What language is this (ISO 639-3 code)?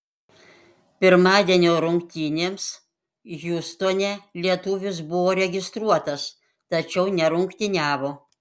lit